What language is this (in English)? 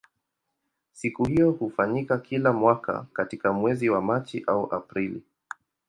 Swahili